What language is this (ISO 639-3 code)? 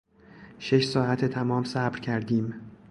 fas